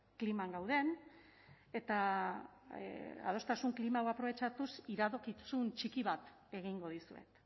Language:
Basque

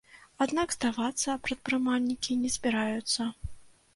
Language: Belarusian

